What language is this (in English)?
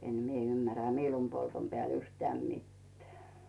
Finnish